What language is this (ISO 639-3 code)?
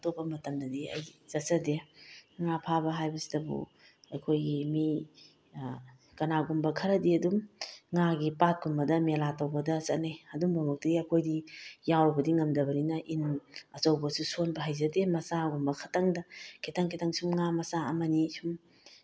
mni